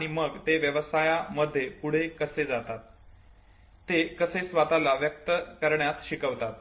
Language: Marathi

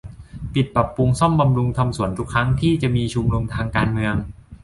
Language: Thai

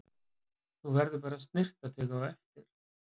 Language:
Icelandic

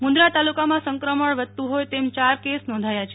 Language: Gujarati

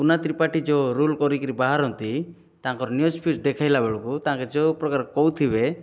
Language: Odia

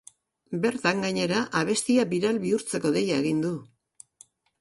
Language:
Basque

